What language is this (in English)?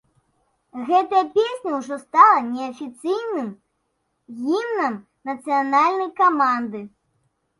Belarusian